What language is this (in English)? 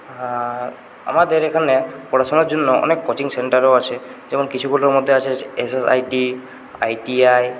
Bangla